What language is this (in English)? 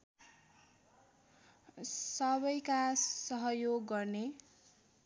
Nepali